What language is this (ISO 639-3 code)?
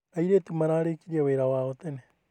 kik